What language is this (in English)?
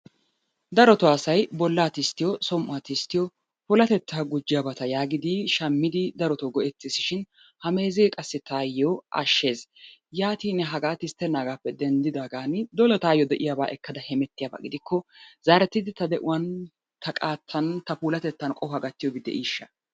Wolaytta